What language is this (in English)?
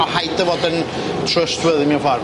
Welsh